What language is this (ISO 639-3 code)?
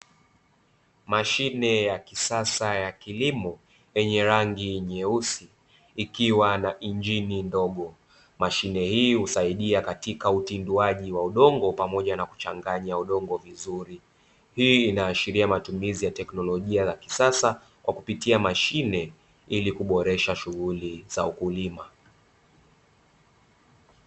swa